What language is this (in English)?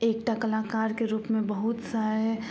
Maithili